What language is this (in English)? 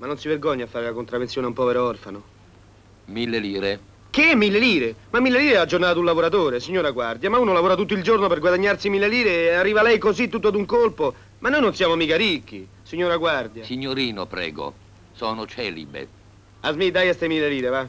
Italian